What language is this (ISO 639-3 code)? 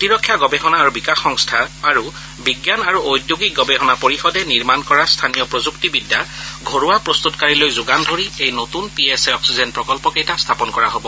asm